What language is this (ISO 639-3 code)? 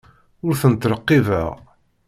kab